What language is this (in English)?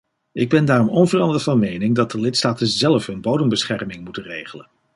Dutch